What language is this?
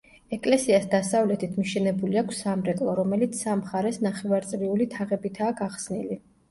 Georgian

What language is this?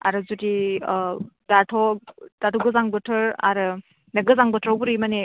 Bodo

